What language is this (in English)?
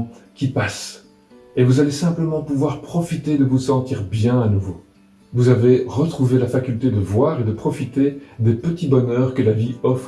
French